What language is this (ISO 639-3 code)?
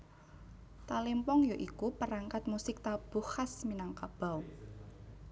jav